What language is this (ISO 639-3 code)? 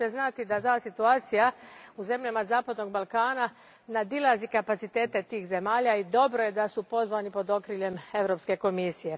hrv